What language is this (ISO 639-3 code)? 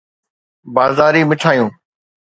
snd